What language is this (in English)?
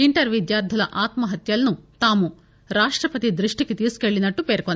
Telugu